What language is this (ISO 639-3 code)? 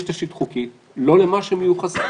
heb